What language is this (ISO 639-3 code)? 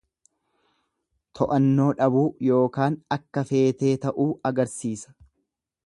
orm